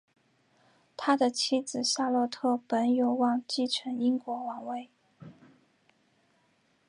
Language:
Chinese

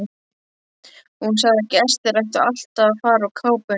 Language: Icelandic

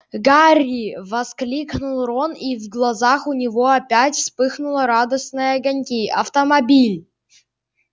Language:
Russian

